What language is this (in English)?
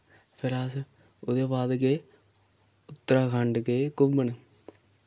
Dogri